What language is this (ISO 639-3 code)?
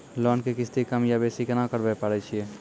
mai